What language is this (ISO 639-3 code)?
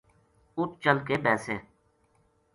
gju